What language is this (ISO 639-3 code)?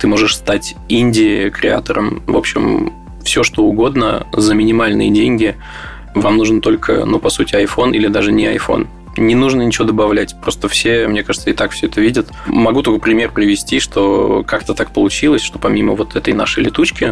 rus